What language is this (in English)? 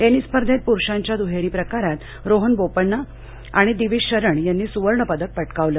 Marathi